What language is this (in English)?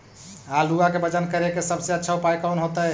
Magahi